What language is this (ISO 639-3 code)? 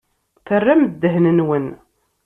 kab